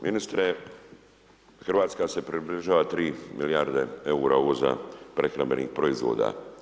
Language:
Croatian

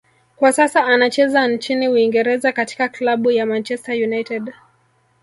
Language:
Swahili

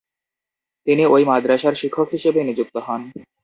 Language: Bangla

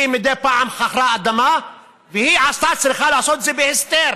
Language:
Hebrew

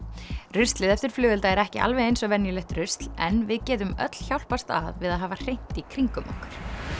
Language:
Icelandic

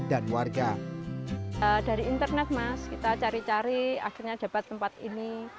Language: Indonesian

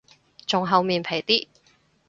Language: Cantonese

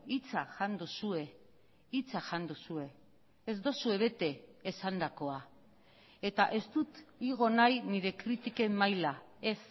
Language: Basque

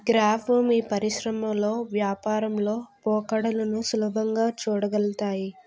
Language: Telugu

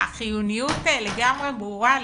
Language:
Hebrew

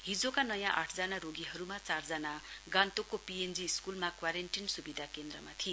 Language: Nepali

